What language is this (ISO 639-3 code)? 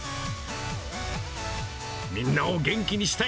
jpn